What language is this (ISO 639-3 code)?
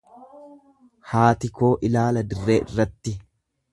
orm